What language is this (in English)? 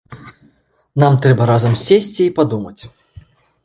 Belarusian